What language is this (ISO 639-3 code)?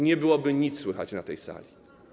pol